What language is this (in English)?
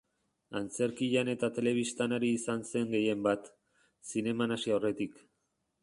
Basque